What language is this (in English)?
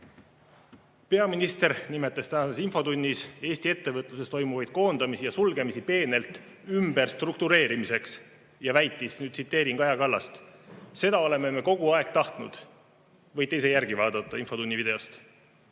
Estonian